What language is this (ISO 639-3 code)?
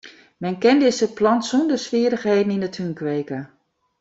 fry